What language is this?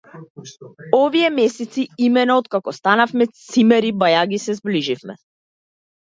Macedonian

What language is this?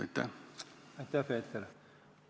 Estonian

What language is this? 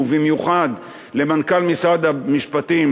Hebrew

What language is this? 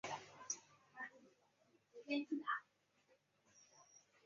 Chinese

